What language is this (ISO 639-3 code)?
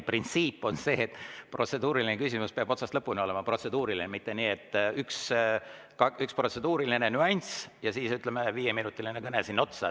est